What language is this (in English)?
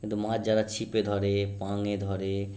Bangla